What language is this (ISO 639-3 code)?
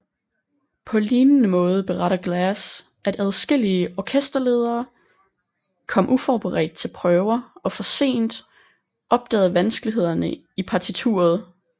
dan